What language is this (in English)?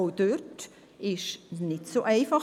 Swiss German